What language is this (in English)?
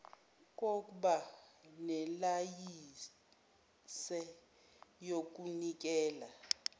Zulu